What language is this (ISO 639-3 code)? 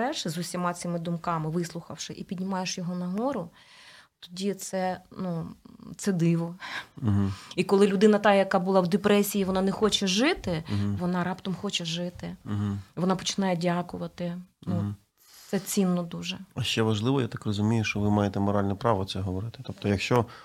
ukr